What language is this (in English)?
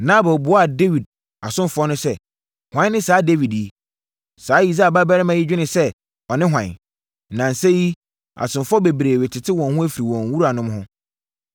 Akan